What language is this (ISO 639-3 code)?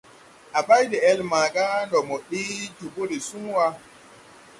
tui